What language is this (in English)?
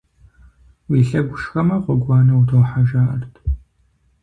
Kabardian